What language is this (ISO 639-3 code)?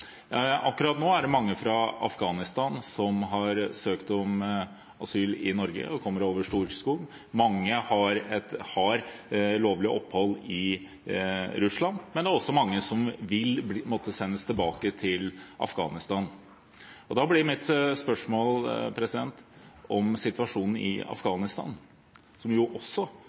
nob